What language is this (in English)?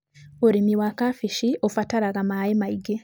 Kikuyu